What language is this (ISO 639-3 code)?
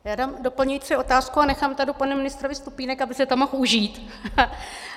ces